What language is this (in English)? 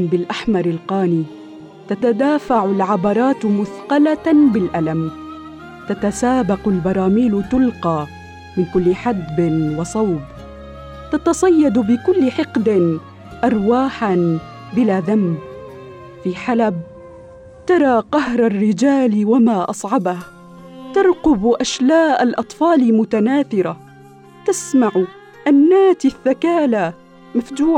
Arabic